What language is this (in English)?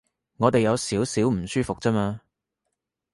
Cantonese